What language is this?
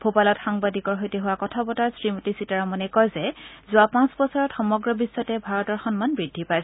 Assamese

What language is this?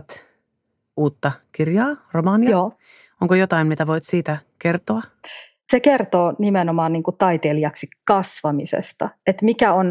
Finnish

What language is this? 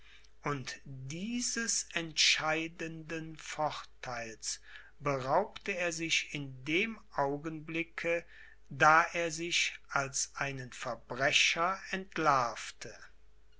German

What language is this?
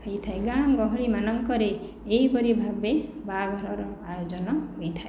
Odia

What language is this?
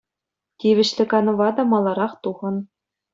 Chuvash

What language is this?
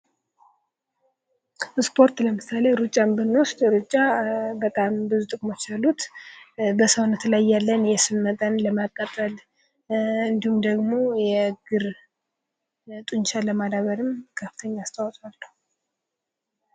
Amharic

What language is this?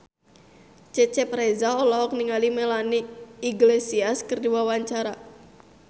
Sundanese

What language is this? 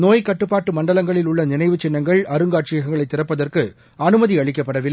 Tamil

